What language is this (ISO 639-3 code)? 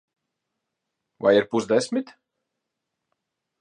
lav